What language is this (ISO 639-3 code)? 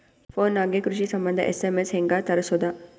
kan